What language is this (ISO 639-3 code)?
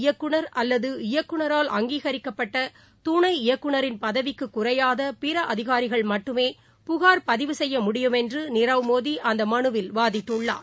tam